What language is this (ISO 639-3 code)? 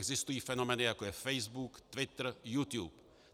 ces